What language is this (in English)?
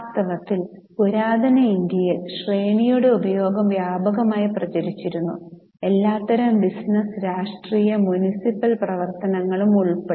Malayalam